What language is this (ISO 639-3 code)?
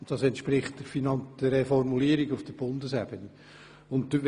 gsw